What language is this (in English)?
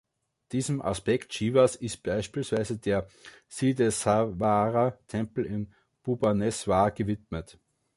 German